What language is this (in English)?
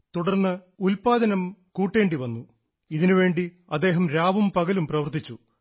Malayalam